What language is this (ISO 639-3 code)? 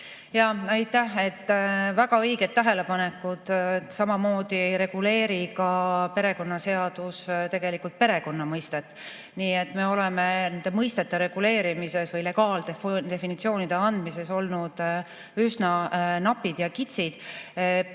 est